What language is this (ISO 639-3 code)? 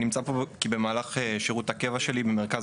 heb